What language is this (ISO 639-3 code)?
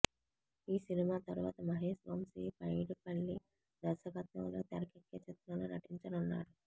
tel